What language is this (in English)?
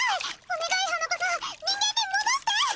Japanese